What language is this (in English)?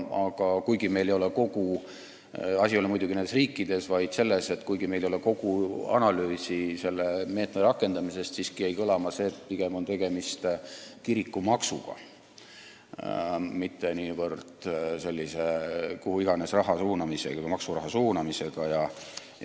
Estonian